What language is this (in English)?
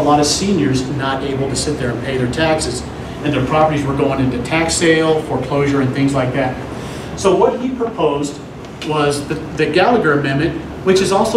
English